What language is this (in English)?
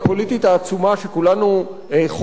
Hebrew